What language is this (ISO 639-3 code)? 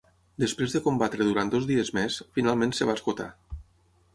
cat